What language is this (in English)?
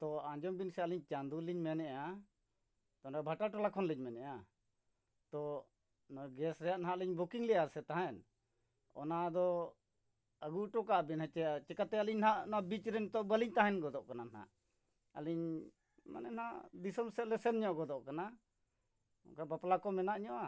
Santali